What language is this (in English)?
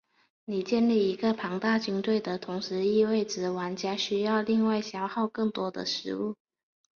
Chinese